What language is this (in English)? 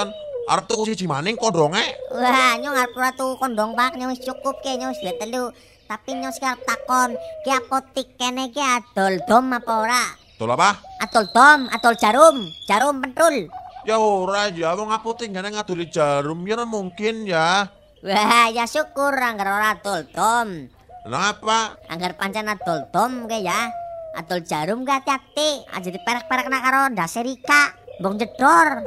Indonesian